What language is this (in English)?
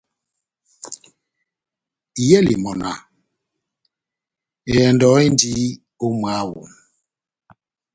Batanga